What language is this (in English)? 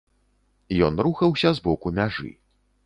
Belarusian